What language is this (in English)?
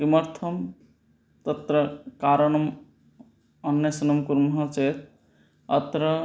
Sanskrit